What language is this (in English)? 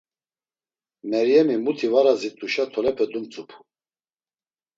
Laz